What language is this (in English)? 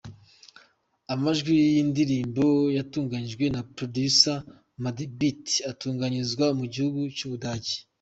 Kinyarwanda